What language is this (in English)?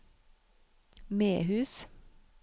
Norwegian